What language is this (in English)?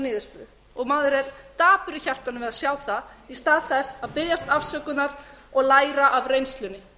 Icelandic